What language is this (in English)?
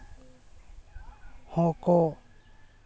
Santali